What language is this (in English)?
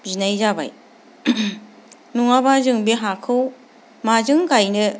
Bodo